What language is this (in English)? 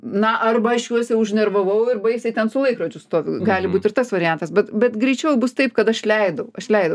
Lithuanian